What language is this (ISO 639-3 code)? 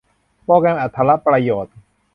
tha